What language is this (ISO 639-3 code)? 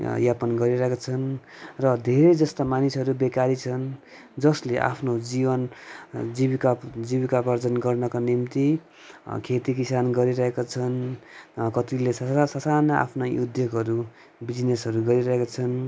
nep